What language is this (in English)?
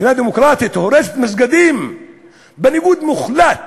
Hebrew